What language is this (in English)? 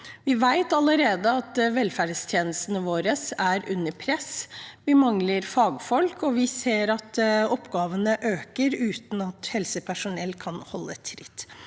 Norwegian